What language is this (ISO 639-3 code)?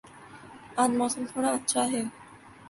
urd